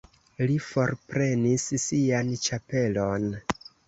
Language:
Esperanto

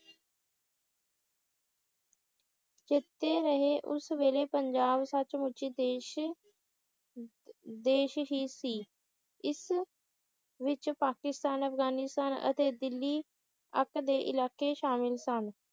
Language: Punjabi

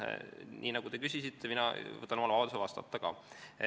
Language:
Estonian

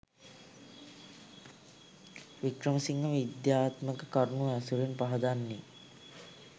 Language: Sinhala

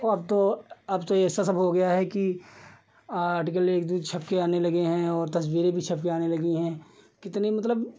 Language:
Hindi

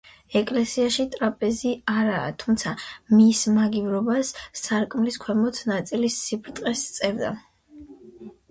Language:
Georgian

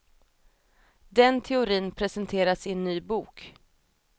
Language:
Swedish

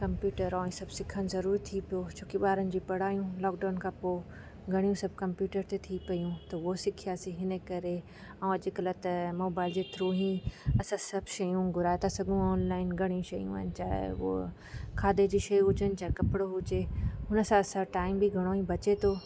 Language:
Sindhi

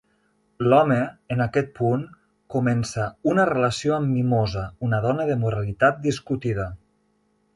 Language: Catalan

